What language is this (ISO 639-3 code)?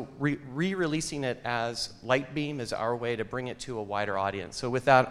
eng